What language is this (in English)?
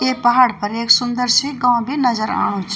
Garhwali